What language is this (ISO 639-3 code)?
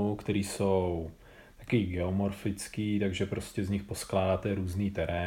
ces